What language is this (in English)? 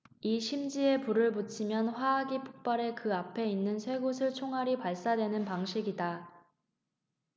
Korean